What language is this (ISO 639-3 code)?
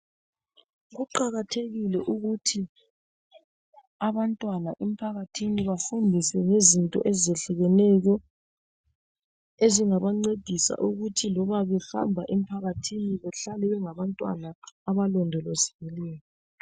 nde